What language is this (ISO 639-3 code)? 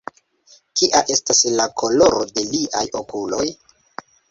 epo